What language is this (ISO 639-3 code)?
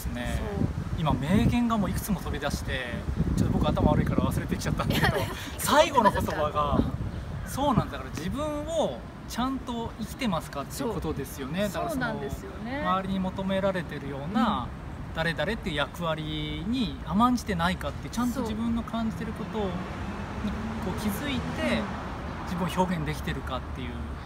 jpn